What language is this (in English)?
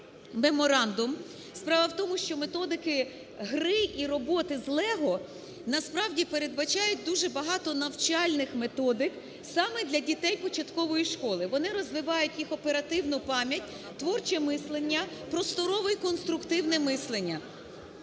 Ukrainian